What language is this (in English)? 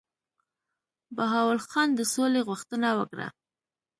Pashto